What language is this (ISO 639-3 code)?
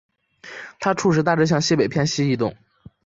zho